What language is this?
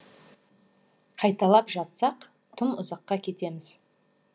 Kazakh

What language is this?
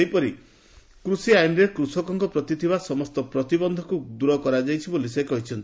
Odia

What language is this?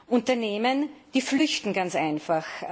German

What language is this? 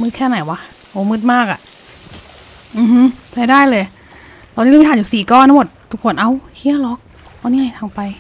Thai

